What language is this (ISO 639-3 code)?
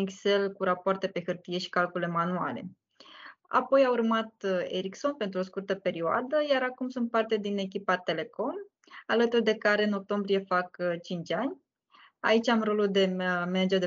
ron